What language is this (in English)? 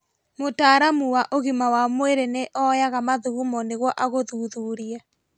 Kikuyu